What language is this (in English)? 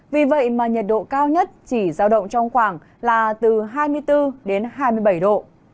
Vietnamese